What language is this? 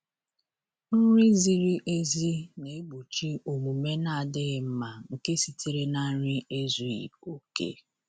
Igbo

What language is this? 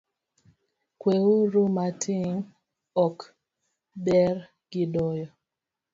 Luo (Kenya and Tanzania)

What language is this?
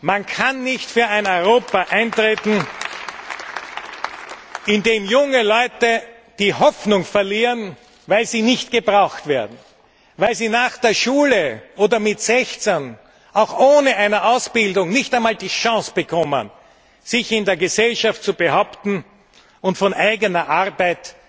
German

